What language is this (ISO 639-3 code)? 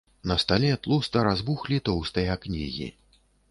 bel